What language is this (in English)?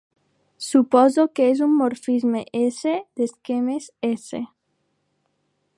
Catalan